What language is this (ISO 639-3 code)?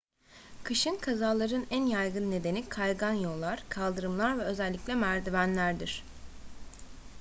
tur